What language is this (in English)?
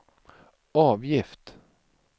Swedish